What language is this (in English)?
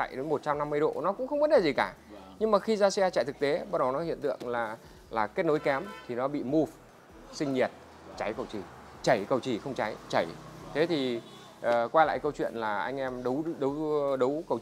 Vietnamese